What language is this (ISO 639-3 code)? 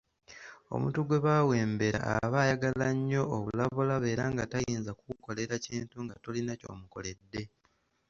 lug